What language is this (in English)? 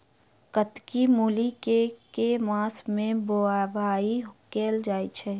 Maithili